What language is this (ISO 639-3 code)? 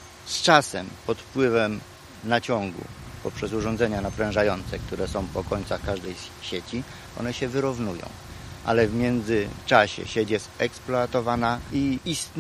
pol